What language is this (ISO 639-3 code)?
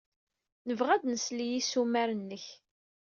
kab